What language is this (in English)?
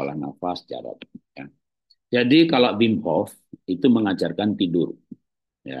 Indonesian